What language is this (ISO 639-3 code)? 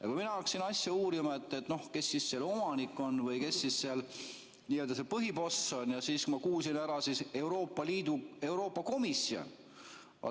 est